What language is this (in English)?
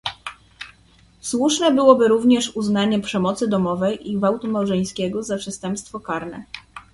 Polish